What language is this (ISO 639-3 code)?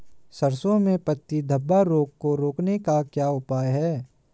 hin